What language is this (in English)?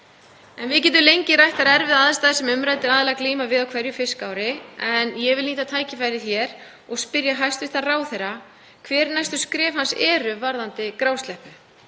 Icelandic